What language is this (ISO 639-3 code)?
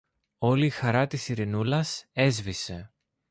ell